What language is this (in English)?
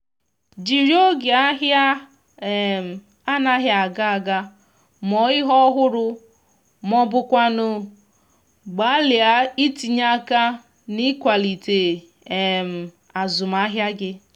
Igbo